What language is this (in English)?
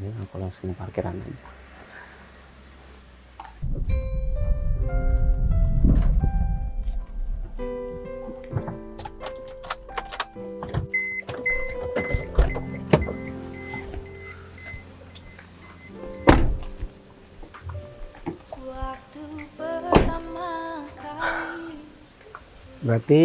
Indonesian